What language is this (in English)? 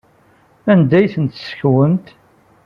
Kabyle